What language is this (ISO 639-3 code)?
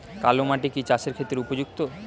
ben